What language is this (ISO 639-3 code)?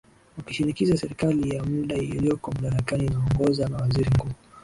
swa